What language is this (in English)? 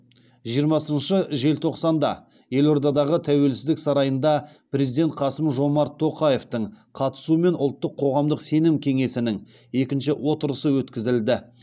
Kazakh